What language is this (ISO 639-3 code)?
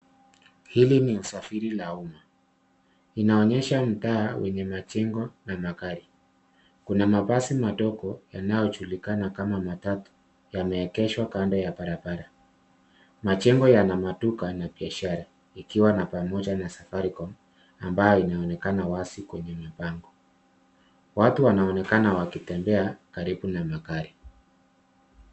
swa